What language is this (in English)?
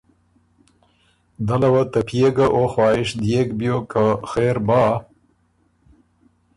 Ormuri